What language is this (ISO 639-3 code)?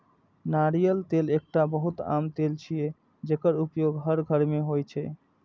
mai